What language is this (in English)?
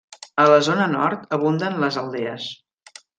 Catalan